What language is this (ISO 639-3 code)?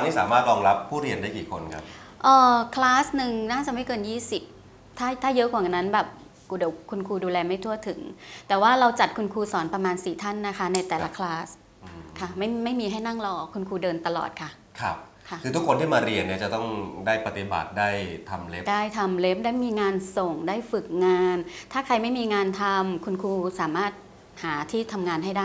tha